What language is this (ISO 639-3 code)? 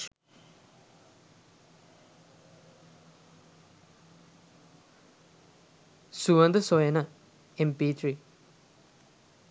sin